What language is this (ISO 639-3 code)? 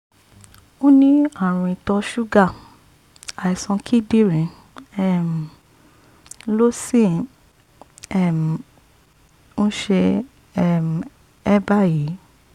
yor